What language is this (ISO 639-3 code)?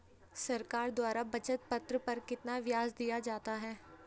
hin